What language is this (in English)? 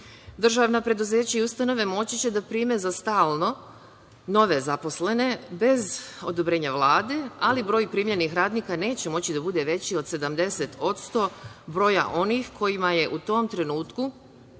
Serbian